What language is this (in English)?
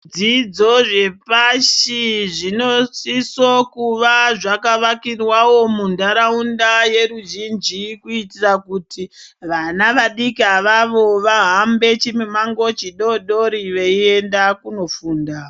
Ndau